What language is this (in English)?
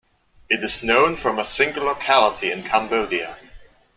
English